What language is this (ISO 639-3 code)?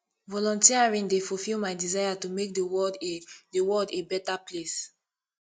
pcm